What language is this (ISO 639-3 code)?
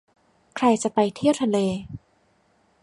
tha